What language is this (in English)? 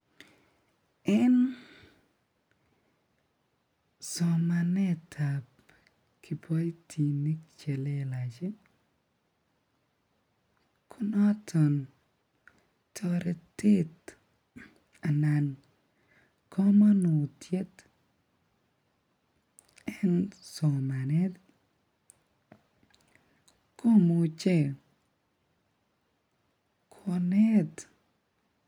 Kalenjin